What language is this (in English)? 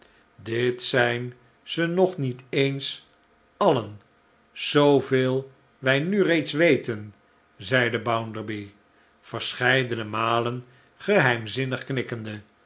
Dutch